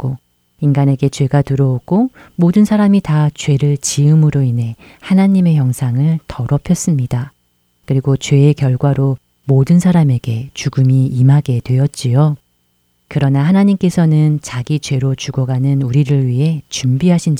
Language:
Korean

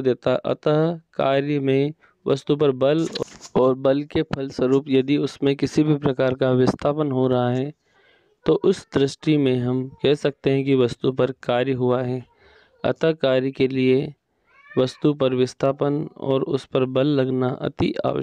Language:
Hindi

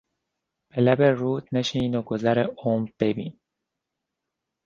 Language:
Persian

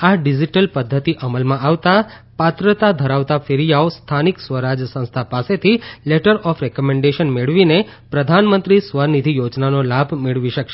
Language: Gujarati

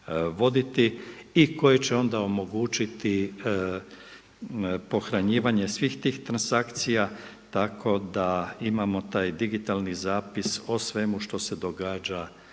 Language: Croatian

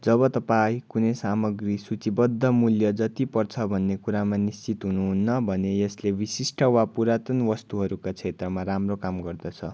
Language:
Nepali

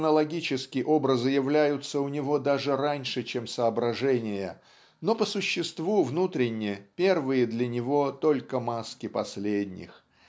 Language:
Russian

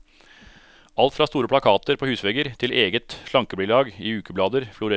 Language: Norwegian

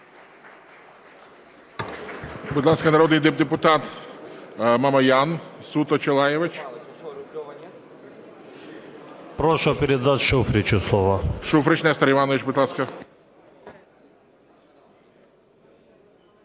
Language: Ukrainian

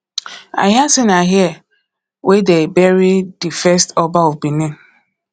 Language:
Nigerian Pidgin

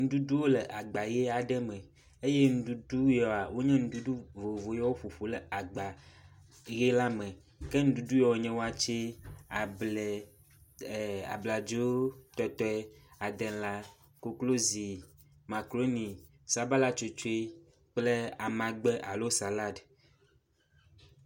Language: Ewe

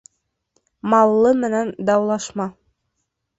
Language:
Bashkir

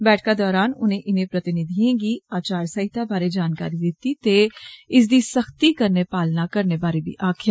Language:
Dogri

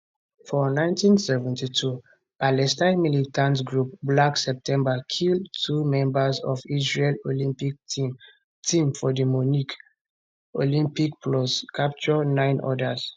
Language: Nigerian Pidgin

